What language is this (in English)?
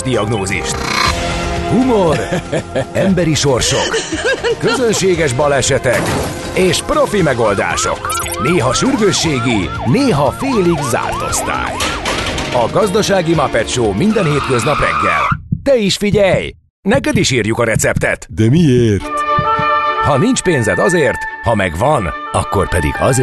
Hungarian